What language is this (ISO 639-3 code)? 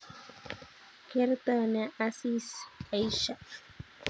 kln